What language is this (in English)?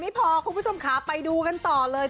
Thai